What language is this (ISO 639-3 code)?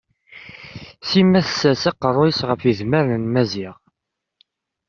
kab